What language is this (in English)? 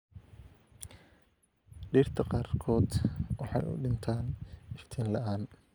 Somali